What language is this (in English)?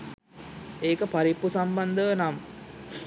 Sinhala